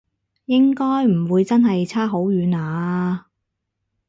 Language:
Cantonese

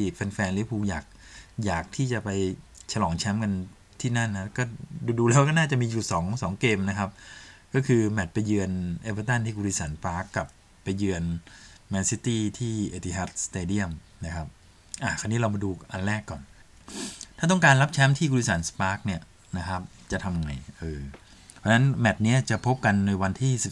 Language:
Thai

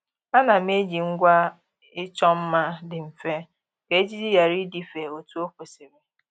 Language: Igbo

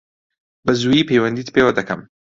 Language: Central Kurdish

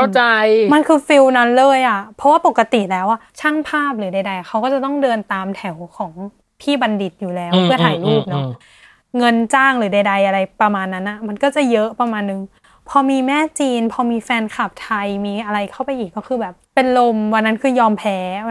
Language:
Thai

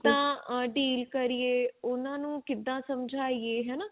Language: Punjabi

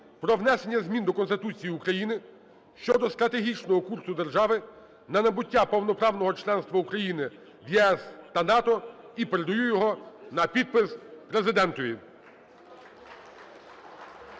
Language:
Ukrainian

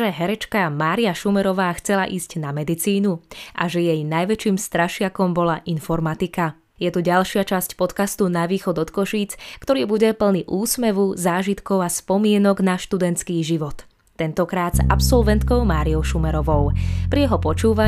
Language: Slovak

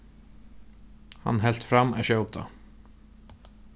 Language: Faroese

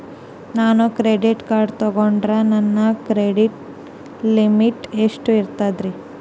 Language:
Kannada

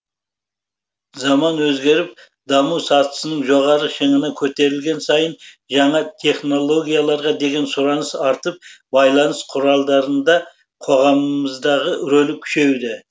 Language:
Kazakh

